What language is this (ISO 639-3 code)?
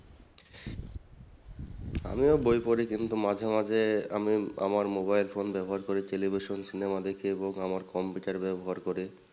ben